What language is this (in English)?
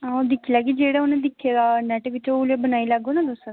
Dogri